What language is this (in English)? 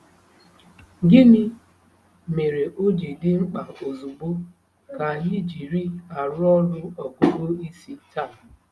Igbo